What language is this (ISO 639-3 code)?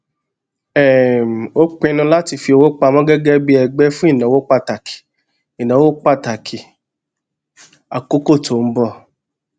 yor